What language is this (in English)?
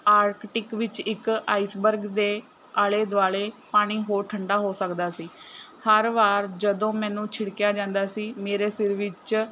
Punjabi